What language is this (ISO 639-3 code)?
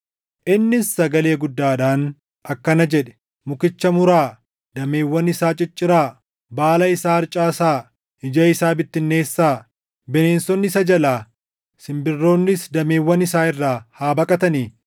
orm